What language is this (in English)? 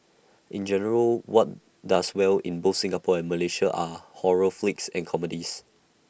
English